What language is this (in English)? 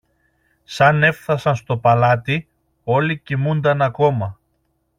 Greek